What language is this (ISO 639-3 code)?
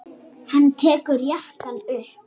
isl